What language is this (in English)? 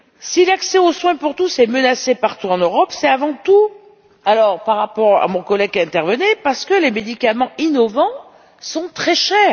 French